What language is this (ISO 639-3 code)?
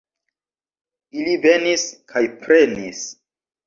epo